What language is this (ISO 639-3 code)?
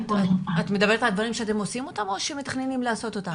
heb